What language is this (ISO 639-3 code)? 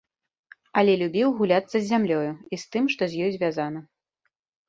bel